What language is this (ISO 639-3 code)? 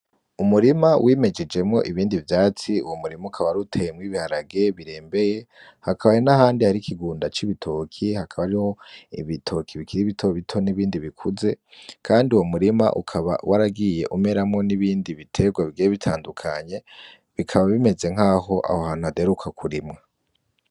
run